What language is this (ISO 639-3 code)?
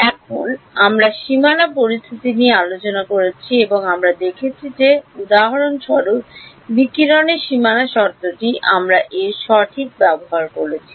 ben